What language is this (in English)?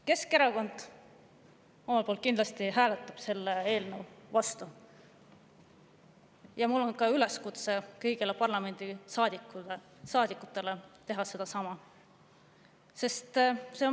Estonian